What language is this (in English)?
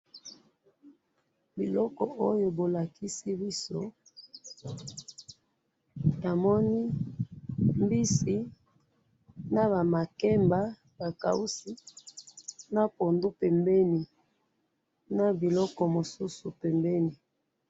Lingala